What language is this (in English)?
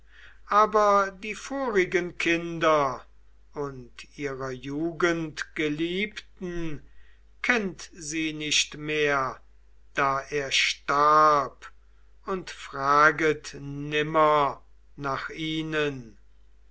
German